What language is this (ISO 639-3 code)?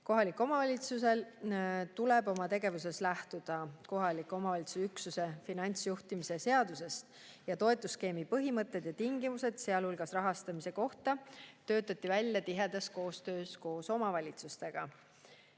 est